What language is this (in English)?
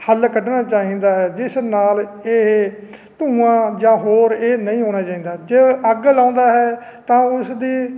Punjabi